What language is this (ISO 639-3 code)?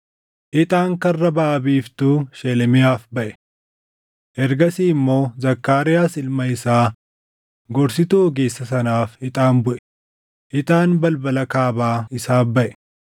orm